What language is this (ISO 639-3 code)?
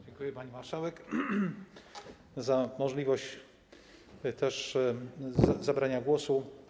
pol